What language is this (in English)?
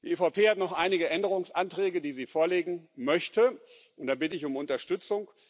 German